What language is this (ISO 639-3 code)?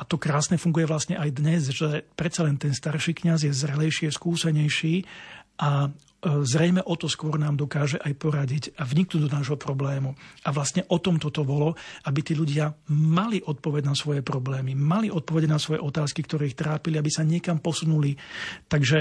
slk